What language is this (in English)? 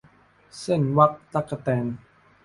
Thai